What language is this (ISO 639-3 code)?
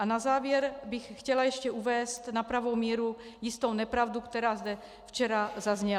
ces